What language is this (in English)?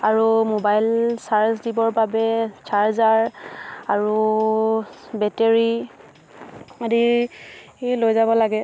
Assamese